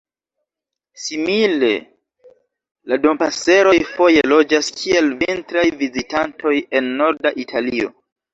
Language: Esperanto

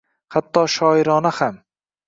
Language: Uzbek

